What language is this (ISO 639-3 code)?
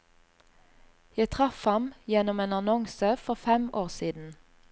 nor